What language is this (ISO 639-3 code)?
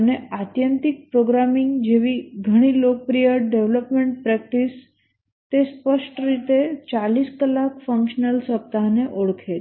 guj